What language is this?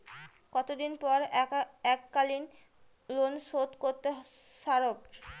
Bangla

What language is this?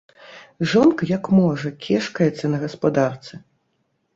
Belarusian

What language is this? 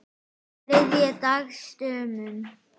Icelandic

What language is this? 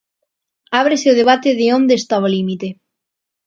Galician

